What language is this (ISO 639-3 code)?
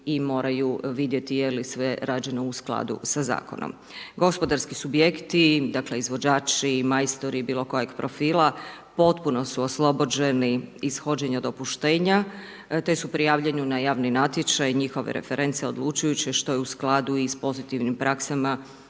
hrv